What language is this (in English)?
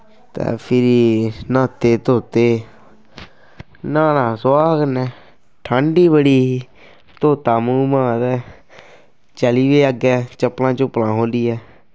Dogri